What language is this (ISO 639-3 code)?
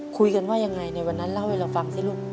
tha